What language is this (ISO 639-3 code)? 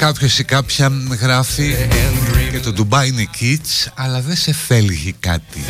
ell